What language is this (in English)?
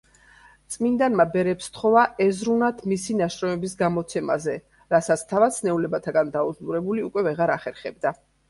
Georgian